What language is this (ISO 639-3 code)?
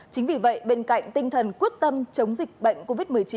vie